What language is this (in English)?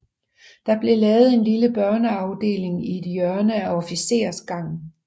Danish